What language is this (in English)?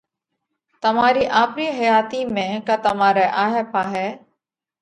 Parkari Koli